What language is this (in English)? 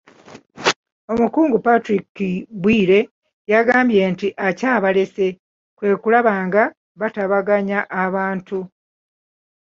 Ganda